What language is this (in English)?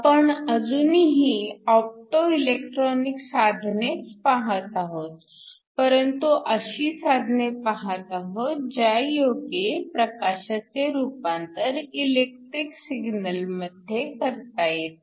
Marathi